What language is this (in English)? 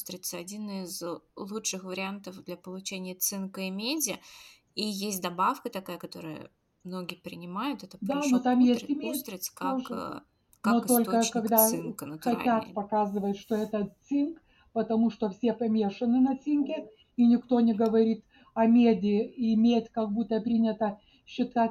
Russian